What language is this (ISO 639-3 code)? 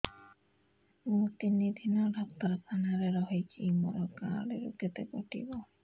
ori